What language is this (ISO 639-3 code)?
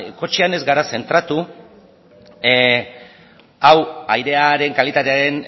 eus